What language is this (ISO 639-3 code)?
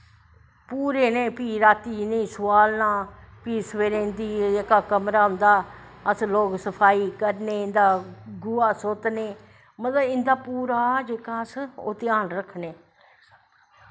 doi